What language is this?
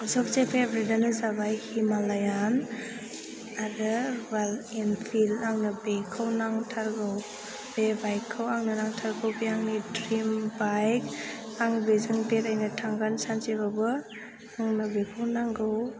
Bodo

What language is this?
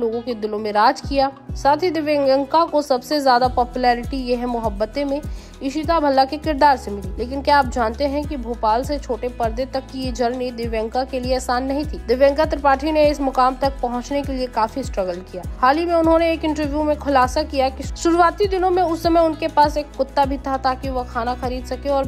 Hindi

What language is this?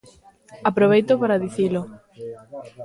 Galician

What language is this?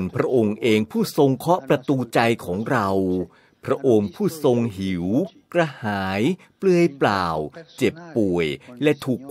Thai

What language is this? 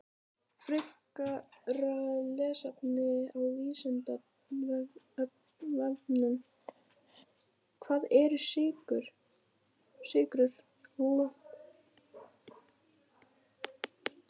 Icelandic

